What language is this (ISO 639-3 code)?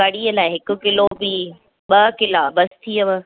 snd